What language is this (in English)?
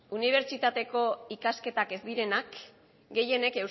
Basque